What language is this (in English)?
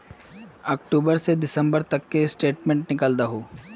Magahi